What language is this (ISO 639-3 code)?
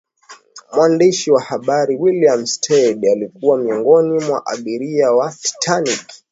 swa